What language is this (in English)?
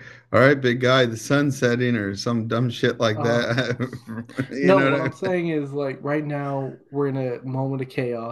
English